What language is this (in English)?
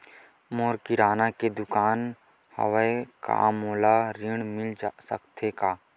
Chhattisgarhi